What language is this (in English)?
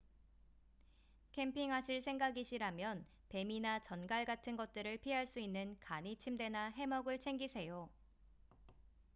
Korean